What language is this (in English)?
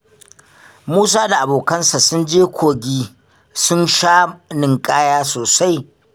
Hausa